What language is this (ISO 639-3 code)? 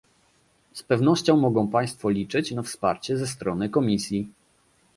pol